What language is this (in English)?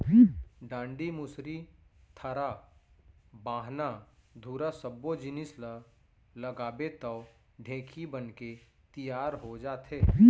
Chhattisgarhi